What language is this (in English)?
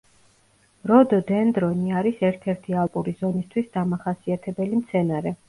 Georgian